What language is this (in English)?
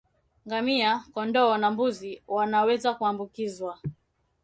Swahili